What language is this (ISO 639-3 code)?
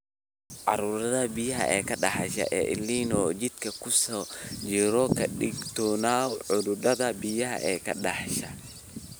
som